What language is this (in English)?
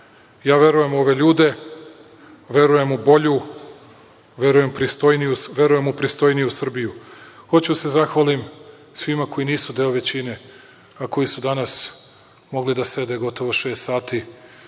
Serbian